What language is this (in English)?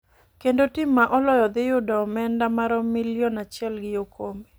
Luo (Kenya and Tanzania)